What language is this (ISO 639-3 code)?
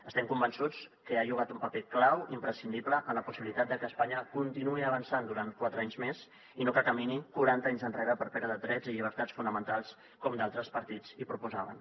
cat